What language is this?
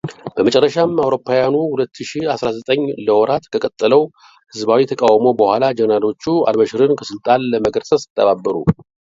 Amharic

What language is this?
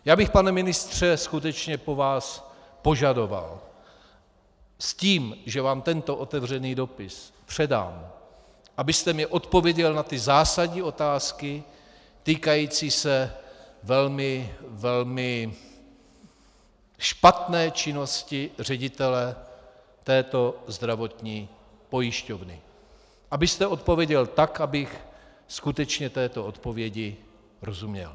Czech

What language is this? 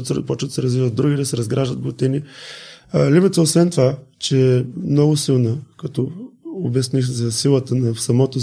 Bulgarian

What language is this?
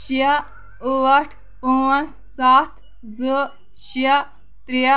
Kashmiri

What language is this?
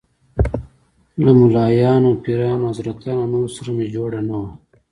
Pashto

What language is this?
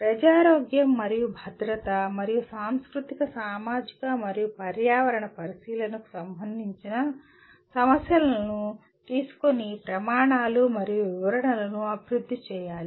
Telugu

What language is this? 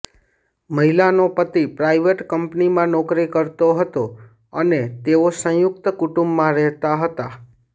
Gujarati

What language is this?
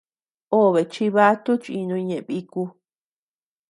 Tepeuxila Cuicatec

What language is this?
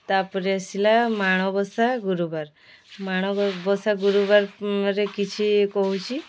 Odia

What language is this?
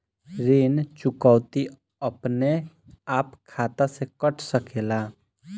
Bhojpuri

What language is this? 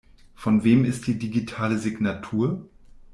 German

